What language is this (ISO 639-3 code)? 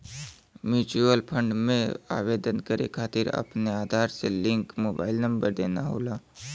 bho